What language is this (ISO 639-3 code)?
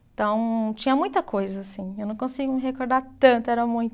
por